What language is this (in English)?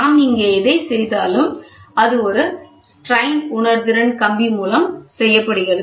Tamil